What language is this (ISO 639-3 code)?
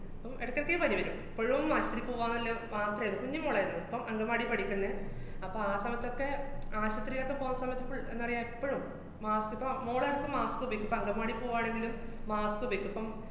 mal